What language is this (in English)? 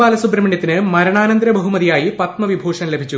Malayalam